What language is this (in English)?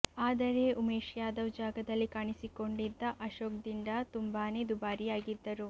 Kannada